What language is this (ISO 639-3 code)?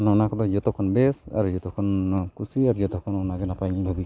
sat